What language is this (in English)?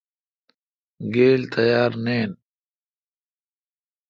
Kalkoti